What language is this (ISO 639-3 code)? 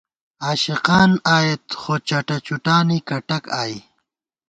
gwt